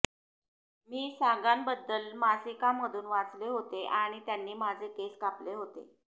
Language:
Marathi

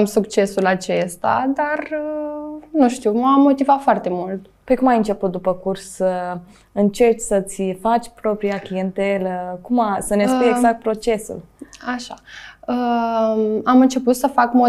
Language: Romanian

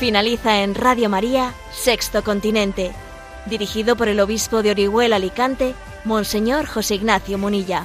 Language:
Spanish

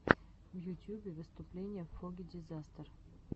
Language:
Russian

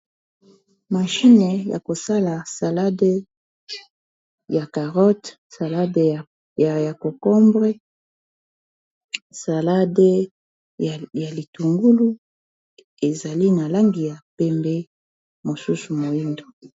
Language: Lingala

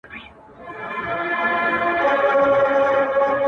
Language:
Pashto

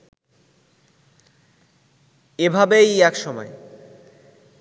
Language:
Bangla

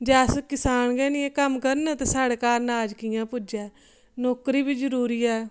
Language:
Dogri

